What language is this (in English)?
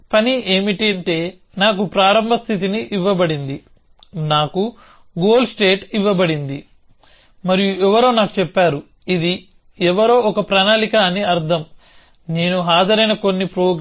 Telugu